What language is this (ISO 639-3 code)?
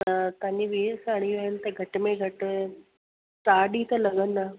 snd